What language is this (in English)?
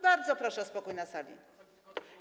Polish